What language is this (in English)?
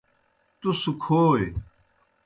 Kohistani Shina